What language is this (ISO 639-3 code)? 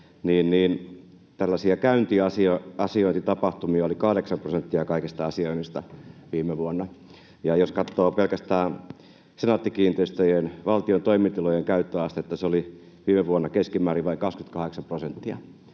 fin